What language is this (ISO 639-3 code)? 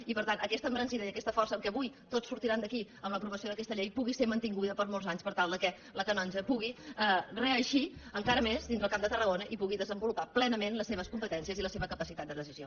cat